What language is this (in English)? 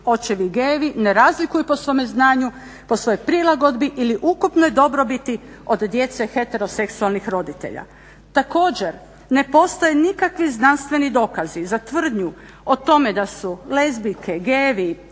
Croatian